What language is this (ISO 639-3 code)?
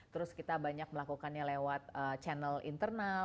ind